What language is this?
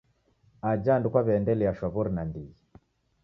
Taita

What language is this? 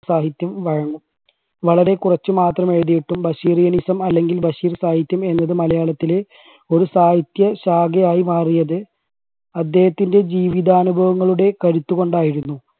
Malayalam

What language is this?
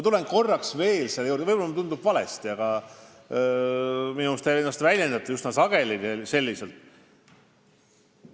Estonian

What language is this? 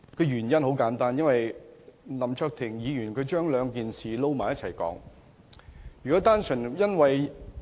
Cantonese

